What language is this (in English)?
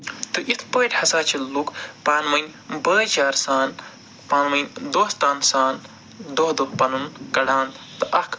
Kashmiri